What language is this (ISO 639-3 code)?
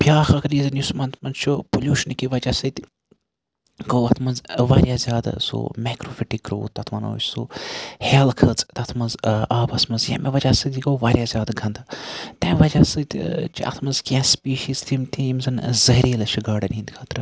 kas